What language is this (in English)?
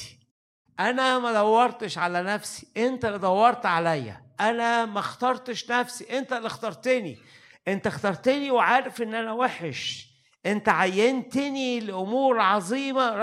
Arabic